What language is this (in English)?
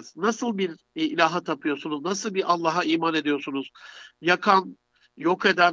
Turkish